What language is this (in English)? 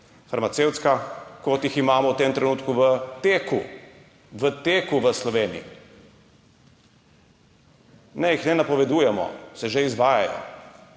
Slovenian